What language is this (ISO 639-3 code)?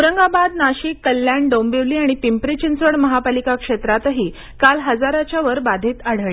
mar